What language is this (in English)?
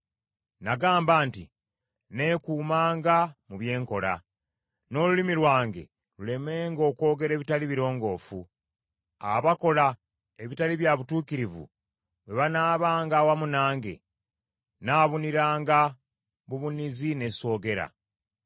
Ganda